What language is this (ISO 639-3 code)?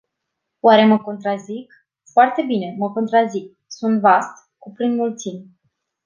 ron